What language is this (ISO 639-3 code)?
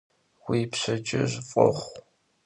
kbd